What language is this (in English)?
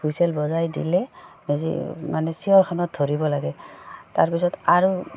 Assamese